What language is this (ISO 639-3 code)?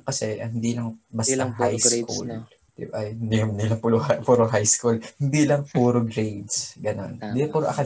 fil